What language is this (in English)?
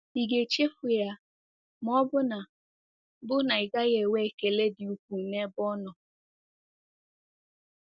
Igbo